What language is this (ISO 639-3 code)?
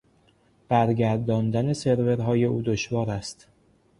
fas